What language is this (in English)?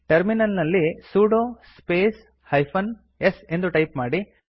Kannada